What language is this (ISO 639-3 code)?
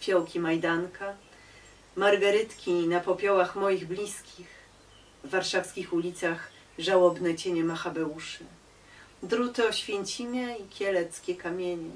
pol